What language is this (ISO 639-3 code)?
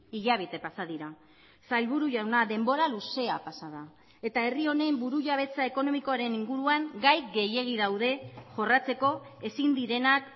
eus